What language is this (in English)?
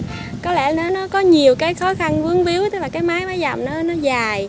Vietnamese